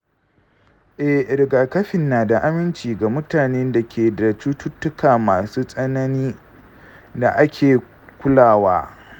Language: Hausa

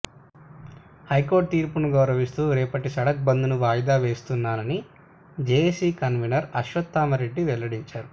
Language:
Telugu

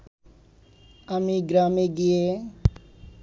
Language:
Bangla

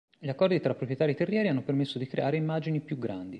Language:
Italian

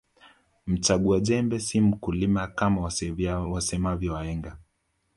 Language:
Swahili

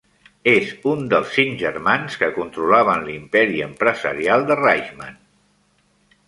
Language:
Catalan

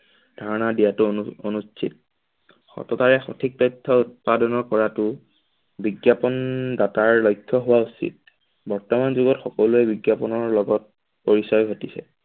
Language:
Assamese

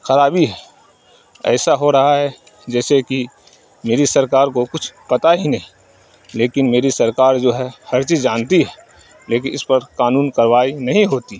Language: Urdu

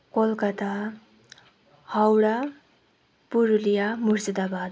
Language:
Nepali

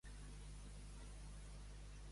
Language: Catalan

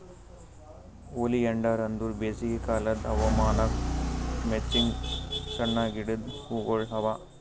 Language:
Kannada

